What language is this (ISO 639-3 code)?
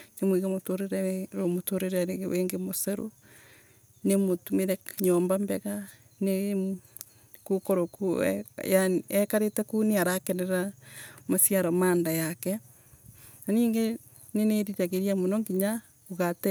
ebu